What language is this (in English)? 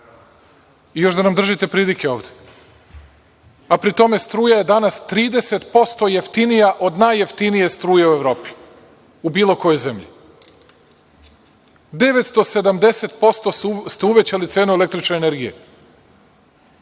Serbian